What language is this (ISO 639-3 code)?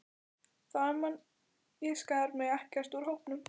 isl